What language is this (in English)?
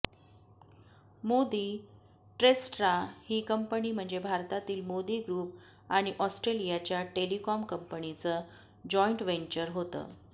Marathi